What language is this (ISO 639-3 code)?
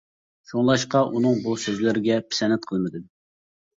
uig